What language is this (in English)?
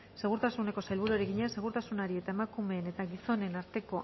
Basque